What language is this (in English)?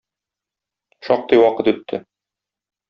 Tatar